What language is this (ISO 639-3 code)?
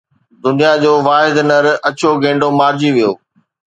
snd